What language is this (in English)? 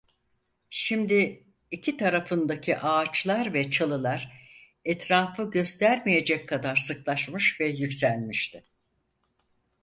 Turkish